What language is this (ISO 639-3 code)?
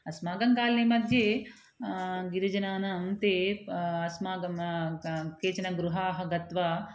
san